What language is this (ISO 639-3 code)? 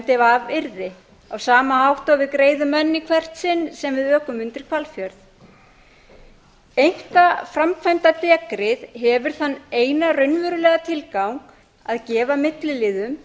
isl